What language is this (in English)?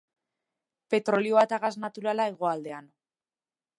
Basque